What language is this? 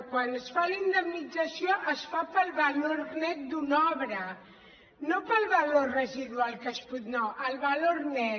Catalan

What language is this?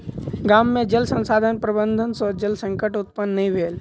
Maithili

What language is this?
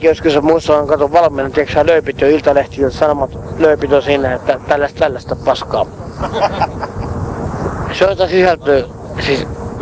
Finnish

